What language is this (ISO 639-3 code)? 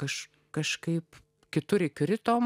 lit